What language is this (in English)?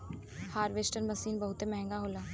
Bhojpuri